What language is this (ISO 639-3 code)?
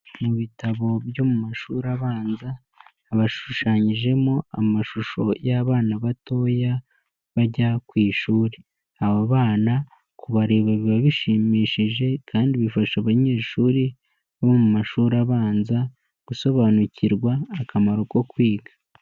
kin